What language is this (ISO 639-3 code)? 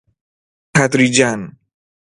fas